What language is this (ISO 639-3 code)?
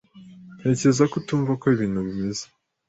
kin